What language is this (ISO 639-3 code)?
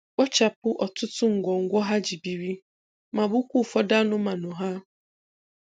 ibo